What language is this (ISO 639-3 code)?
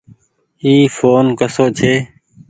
gig